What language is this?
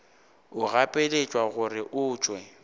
Northern Sotho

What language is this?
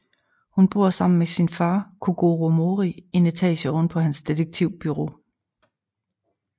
Danish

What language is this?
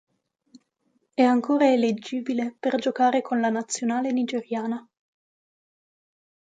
Italian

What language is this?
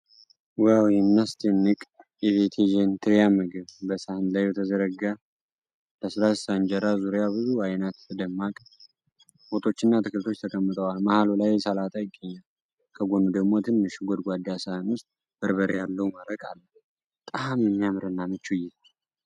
Amharic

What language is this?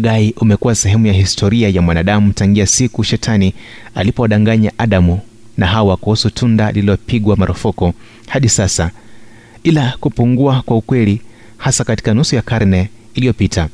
Swahili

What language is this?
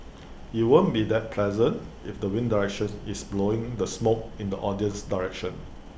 English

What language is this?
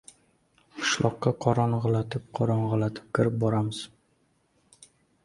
Uzbek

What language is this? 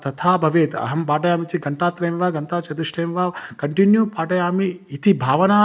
Sanskrit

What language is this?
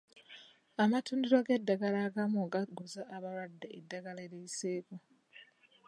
Ganda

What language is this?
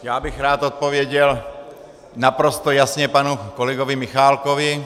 Czech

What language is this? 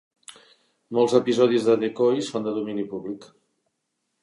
Catalan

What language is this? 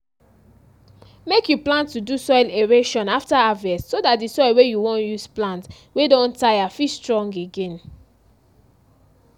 Nigerian Pidgin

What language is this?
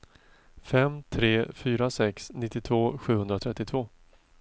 Swedish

